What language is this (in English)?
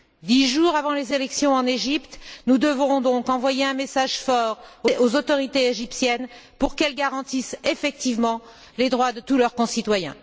French